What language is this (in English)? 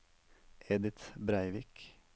Norwegian